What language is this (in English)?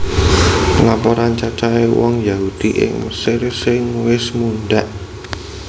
Javanese